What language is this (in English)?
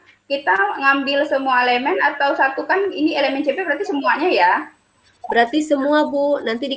Indonesian